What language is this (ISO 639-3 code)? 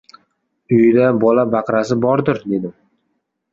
uzb